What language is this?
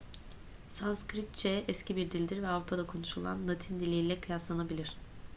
Turkish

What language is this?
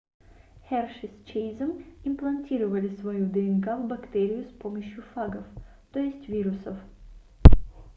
Russian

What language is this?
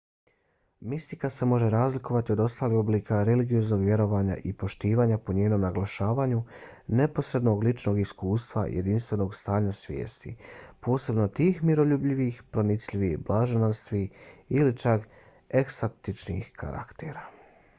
Bosnian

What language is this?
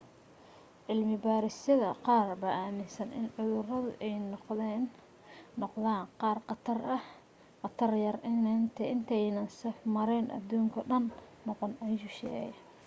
Somali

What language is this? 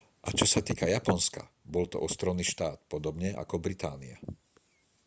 Slovak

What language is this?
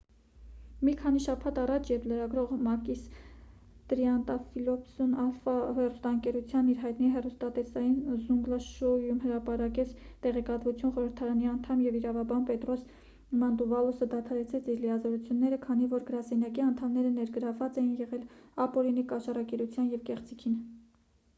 Armenian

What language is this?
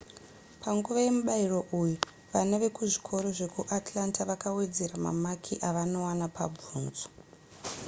Shona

